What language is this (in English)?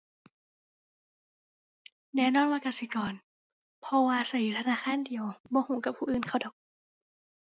Thai